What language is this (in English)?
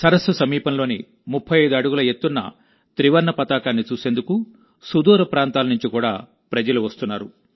Telugu